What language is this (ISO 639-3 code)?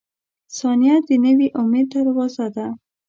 pus